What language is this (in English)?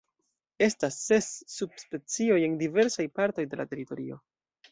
Esperanto